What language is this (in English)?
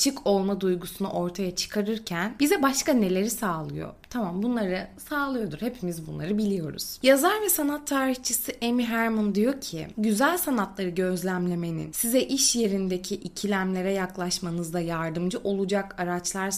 Turkish